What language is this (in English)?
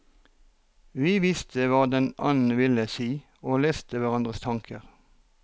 Norwegian